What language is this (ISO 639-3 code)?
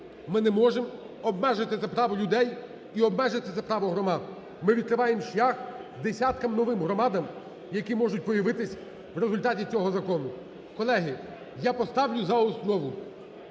ukr